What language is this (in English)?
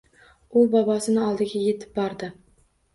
Uzbek